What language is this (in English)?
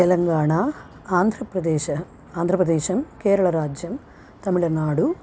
Sanskrit